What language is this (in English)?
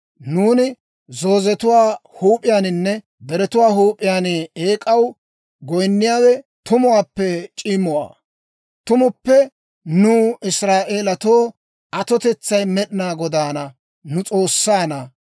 Dawro